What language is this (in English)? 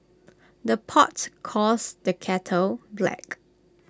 English